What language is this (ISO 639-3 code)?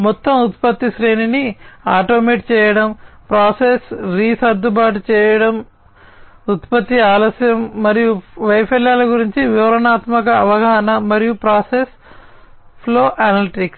tel